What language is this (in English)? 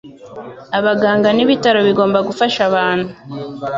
Kinyarwanda